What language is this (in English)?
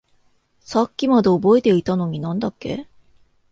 Japanese